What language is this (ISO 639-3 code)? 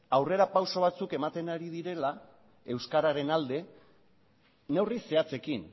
eus